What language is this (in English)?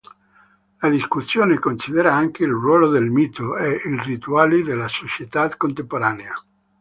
Italian